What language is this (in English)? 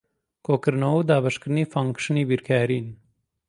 Central Kurdish